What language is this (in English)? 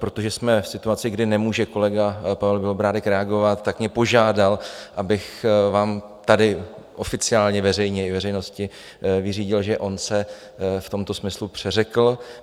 Czech